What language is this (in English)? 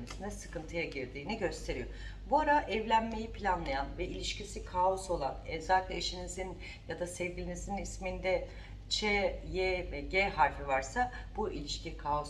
Turkish